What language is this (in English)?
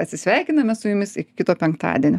Lithuanian